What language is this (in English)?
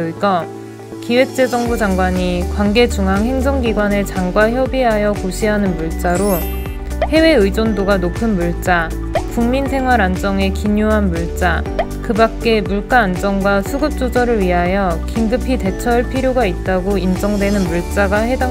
Korean